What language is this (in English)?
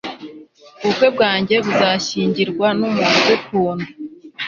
Kinyarwanda